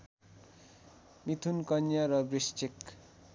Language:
Nepali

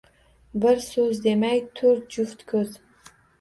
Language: Uzbek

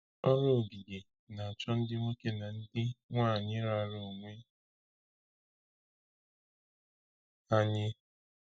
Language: Igbo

